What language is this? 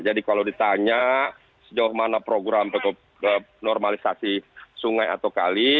Indonesian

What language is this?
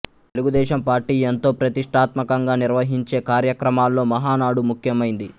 Telugu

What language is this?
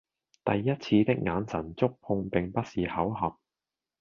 Cantonese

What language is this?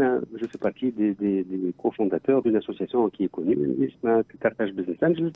Arabic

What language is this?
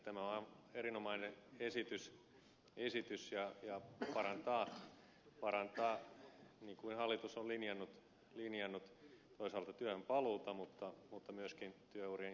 Finnish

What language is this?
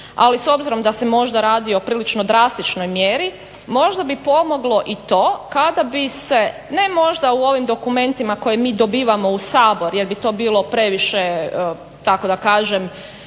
Croatian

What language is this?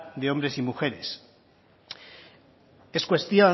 Spanish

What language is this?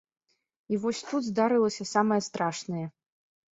Belarusian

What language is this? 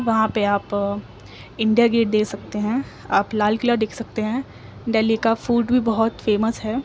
Urdu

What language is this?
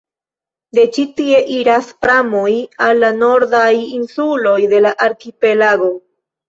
Esperanto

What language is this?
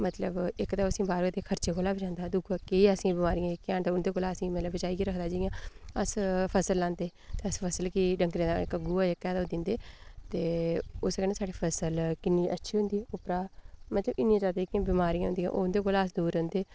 Dogri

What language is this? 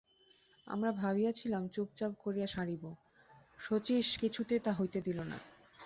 Bangla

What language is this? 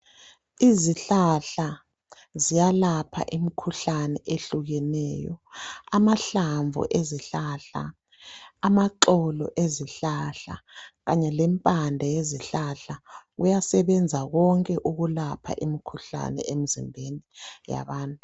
North Ndebele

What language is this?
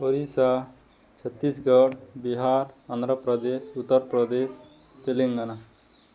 Odia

